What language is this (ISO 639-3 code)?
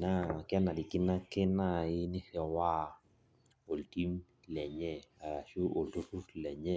mas